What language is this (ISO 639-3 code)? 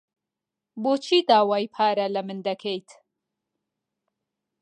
ckb